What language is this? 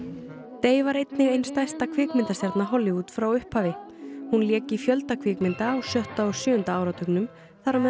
Icelandic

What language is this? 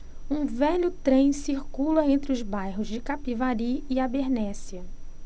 Portuguese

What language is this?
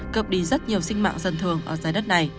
Vietnamese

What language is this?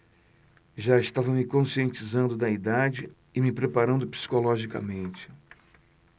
Portuguese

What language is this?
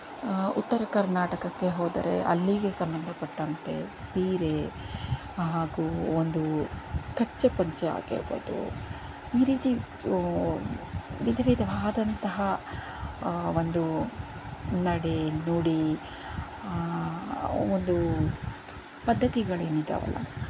Kannada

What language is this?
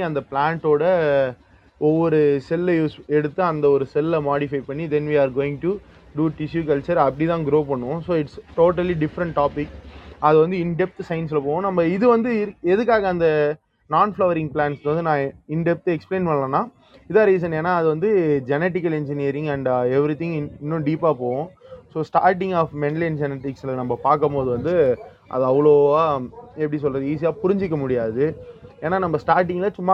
Tamil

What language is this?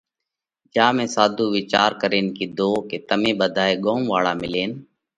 Parkari Koli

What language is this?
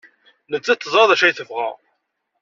Kabyle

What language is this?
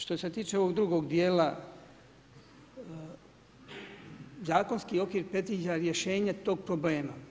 Croatian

